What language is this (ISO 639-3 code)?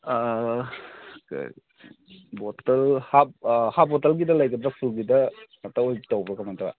mni